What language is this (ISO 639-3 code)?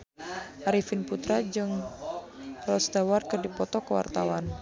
sun